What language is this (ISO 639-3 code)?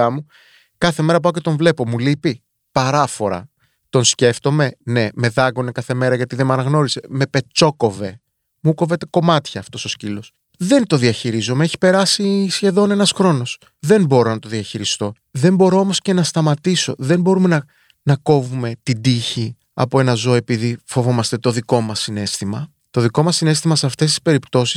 ell